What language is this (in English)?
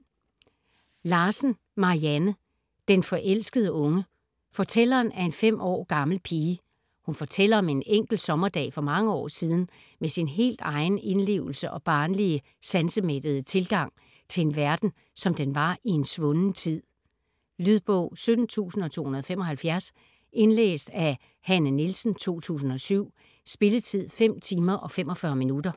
Danish